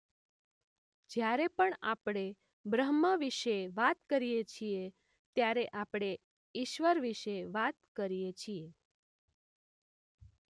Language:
Gujarati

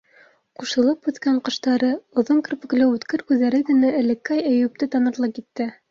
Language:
Bashkir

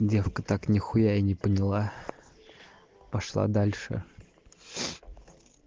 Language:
Russian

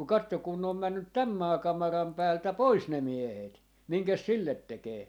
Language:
Finnish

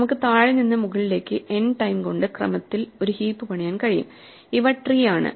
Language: Malayalam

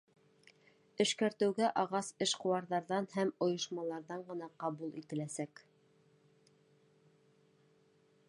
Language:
Bashkir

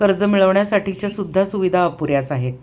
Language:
Marathi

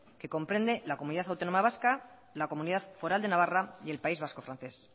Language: Spanish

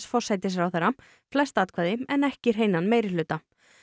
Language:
Icelandic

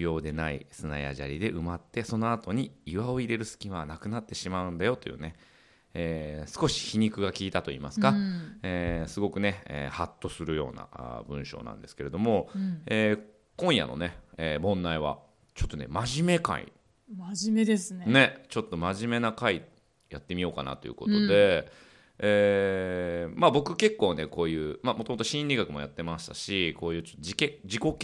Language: Japanese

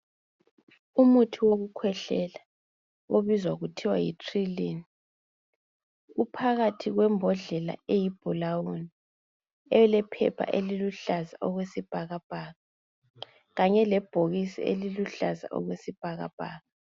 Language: North Ndebele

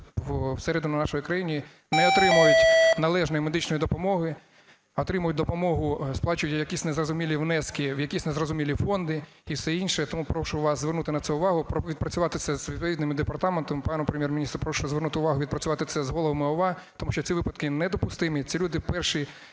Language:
Ukrainian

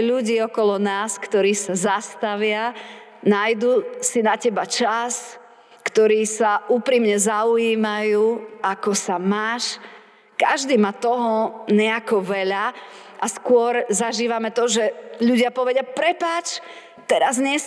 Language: Slovak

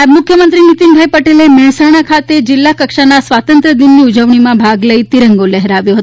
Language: Gujarati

